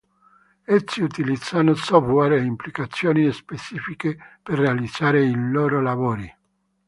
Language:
Italian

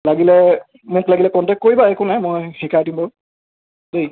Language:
Assamese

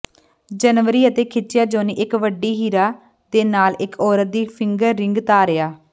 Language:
Punjabi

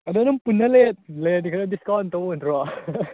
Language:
Manipuri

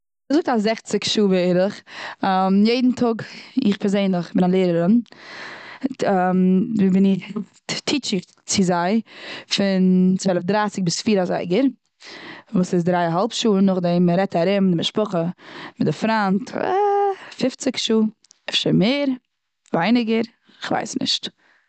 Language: Yiddish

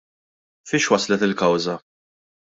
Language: Maltese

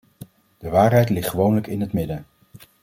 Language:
Dutch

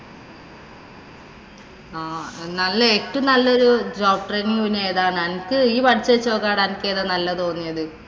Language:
Malayalam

